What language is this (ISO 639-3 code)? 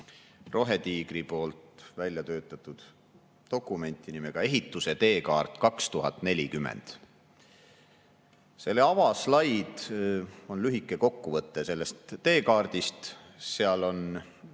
est